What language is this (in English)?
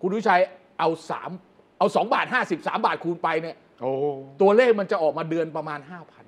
Thai